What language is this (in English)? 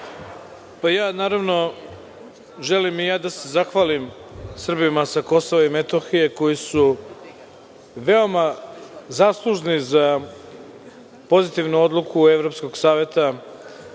Serbian